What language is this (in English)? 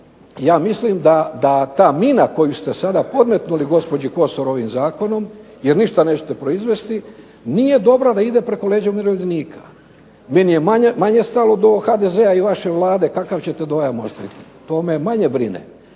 Croatian